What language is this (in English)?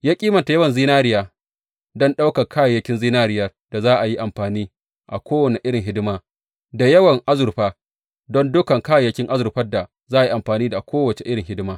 Hausa